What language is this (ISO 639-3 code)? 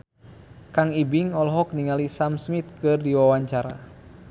sun